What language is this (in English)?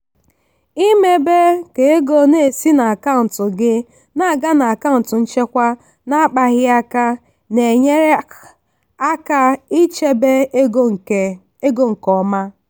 Igbo